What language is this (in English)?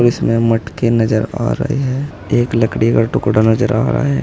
Hindi